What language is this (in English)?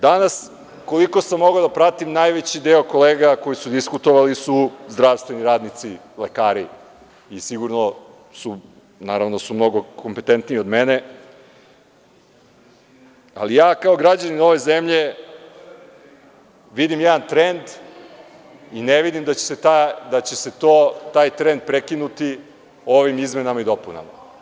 Serbian